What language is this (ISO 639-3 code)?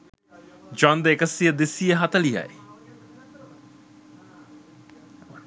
sin